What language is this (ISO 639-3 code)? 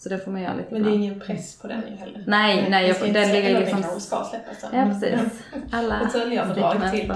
swe